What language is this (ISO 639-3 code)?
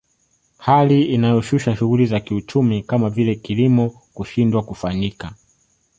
swa